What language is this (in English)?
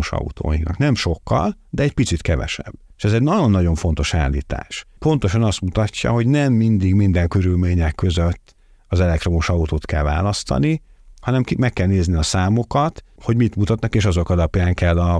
Hungarian